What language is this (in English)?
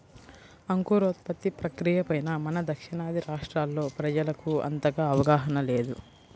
Telugu